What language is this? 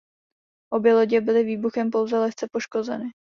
Czech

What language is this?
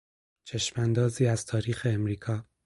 Persian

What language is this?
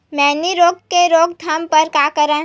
Chhattisgarhi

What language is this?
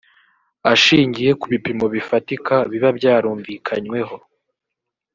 Kinyarwanda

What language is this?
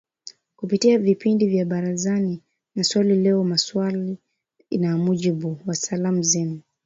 Swahili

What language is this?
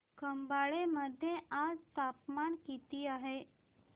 Marathi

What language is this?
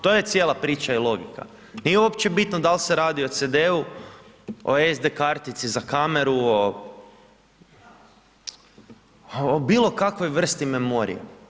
Croatian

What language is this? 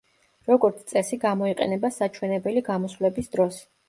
Georgian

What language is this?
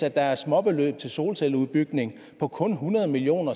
Danish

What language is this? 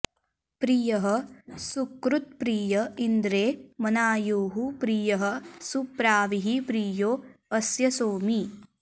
Sanskrit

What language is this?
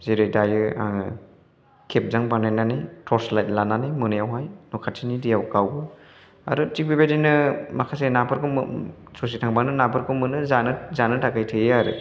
Bodo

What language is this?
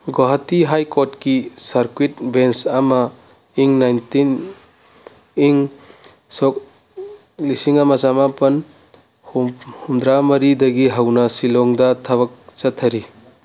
Manipuri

